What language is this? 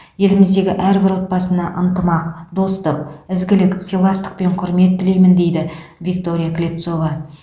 Kazakh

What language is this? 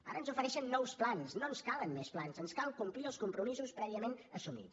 Catalan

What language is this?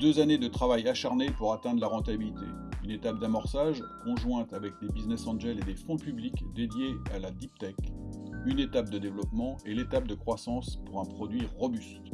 French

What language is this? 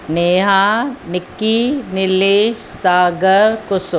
Sindhi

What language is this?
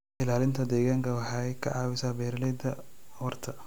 Somali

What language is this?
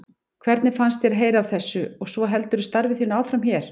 Icelandic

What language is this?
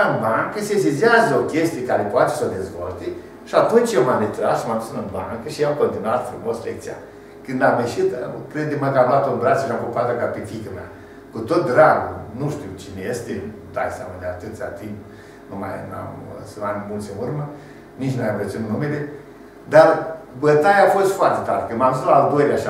Romanian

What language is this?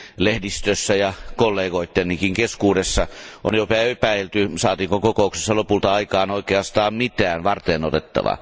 Finnish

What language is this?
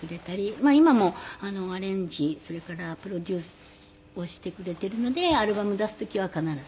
Japanese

